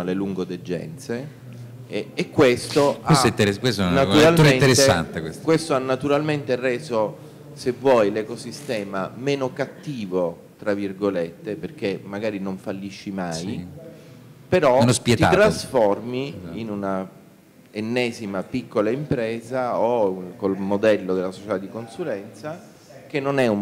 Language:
Italian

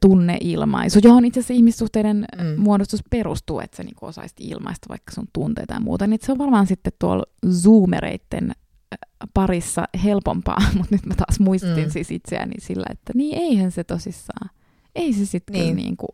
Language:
Finnish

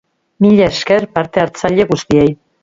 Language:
Basque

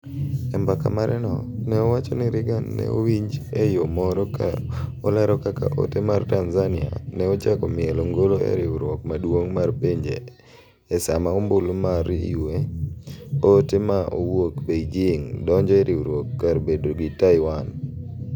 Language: Luo (Kenya and Tanzania)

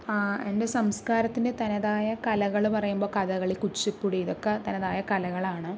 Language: Malayalam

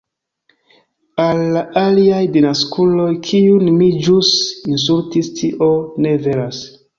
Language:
Esperanto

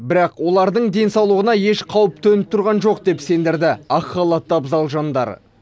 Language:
Kazakh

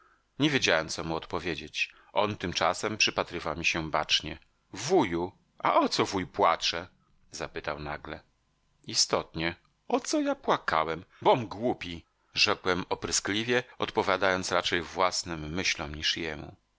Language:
Polish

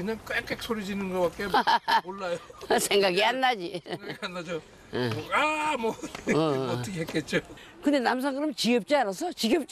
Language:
Korean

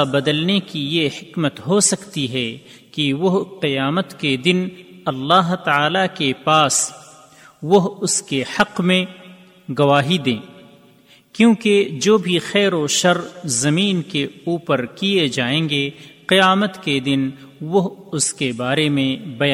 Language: Urdu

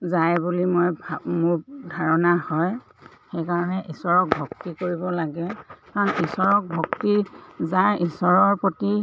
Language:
Assamese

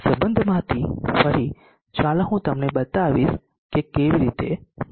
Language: Gujarati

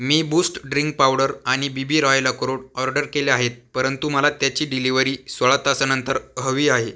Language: Marathi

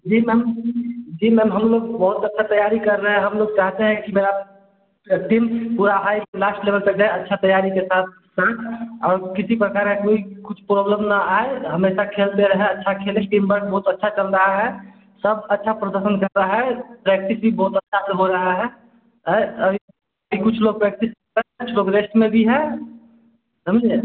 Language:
Hindi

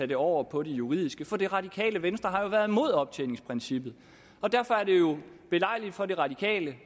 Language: Danish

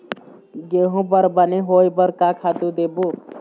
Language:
Chhattisgarhi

